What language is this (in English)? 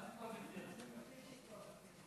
Hebrew